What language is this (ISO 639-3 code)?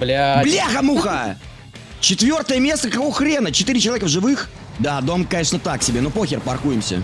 rus